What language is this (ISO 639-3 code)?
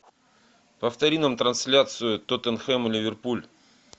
rus